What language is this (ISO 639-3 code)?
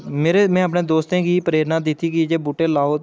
doi